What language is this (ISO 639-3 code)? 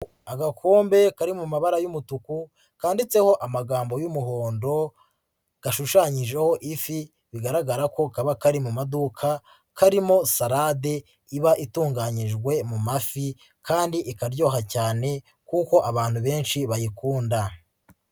kin